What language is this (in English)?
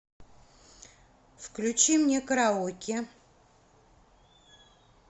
Russian